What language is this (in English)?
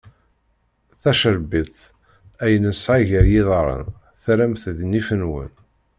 Kabyle